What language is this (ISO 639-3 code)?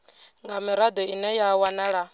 ven